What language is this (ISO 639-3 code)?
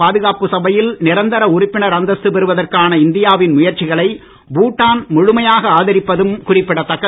tam